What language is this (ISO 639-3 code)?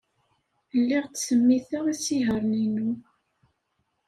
kab